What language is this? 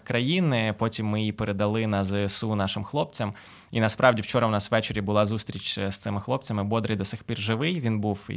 Ukrainian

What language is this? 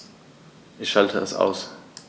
German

